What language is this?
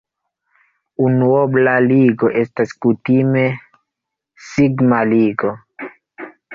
Esperanto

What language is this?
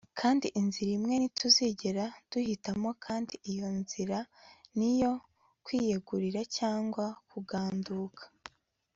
Kinyarwanda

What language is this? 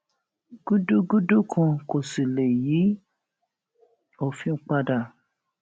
Yoruba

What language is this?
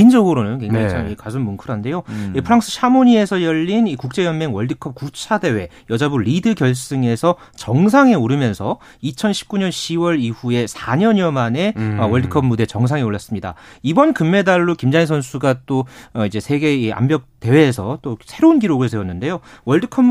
Korean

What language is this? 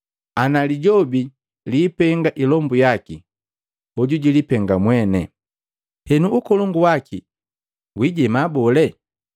Matengo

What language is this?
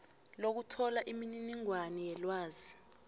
South Ndebele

